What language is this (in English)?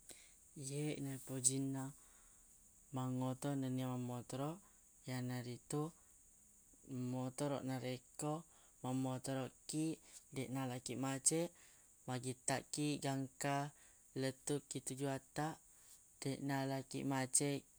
Buginese